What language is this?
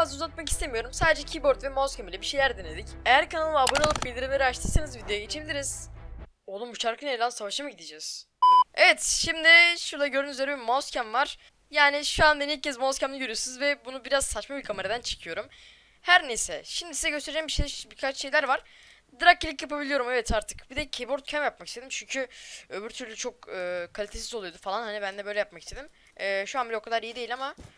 Turkish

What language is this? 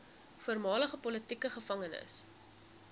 Afrikaans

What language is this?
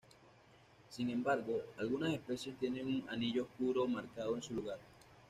Spanish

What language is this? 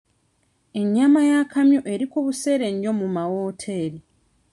Ganda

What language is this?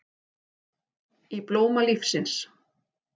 Icelandic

